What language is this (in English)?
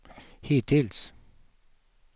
Swedish